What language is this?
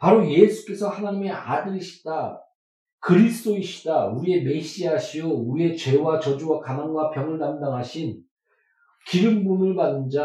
Korean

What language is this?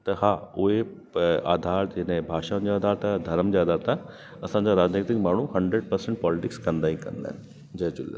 Sindhi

